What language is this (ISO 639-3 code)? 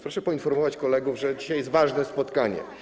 pol